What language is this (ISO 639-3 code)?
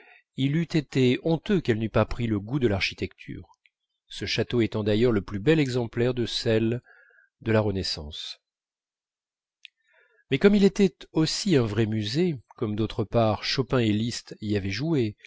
fra